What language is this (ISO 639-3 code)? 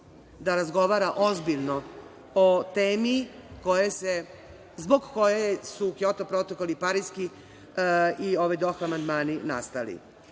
srp